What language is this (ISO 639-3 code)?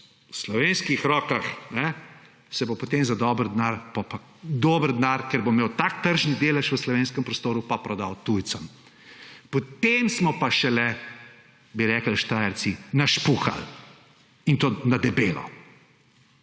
slv